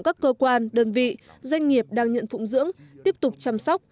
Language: Vietnamese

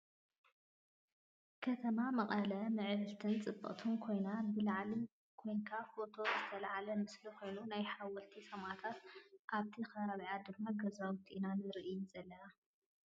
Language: Tigrinya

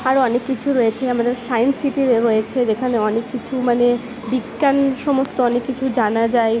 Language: Bangla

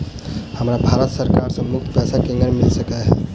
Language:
Maithili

